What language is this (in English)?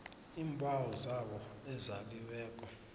South Ndebele